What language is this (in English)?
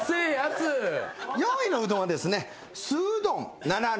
Japanese